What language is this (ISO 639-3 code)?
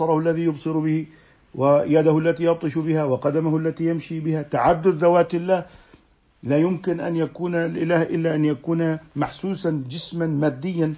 ara